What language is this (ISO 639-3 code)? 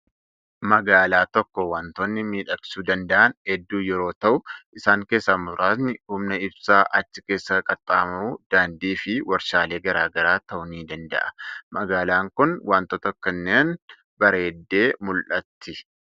orm